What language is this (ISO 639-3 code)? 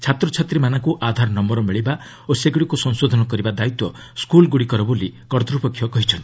ori